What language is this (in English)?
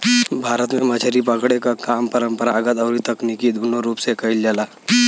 Bhojpuri